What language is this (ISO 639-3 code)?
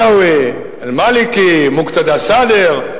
heb